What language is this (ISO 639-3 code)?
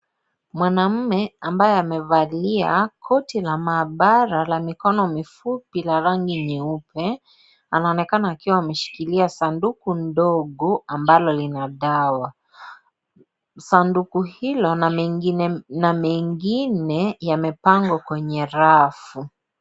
swa